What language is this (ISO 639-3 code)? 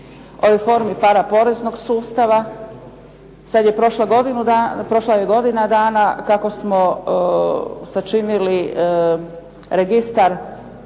hrv